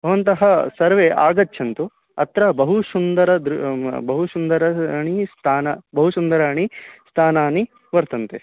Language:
Sanskrit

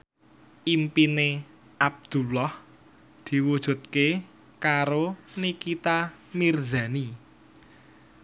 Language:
Javanese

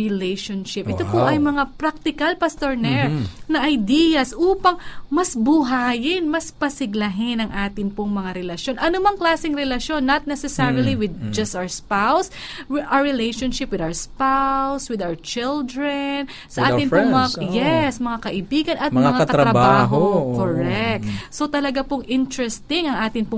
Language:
Filipino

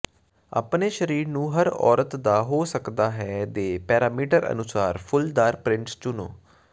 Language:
Punjabi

